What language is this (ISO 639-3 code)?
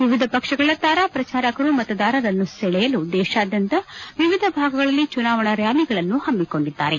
kan